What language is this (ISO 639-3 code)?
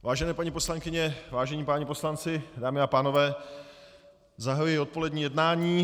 ces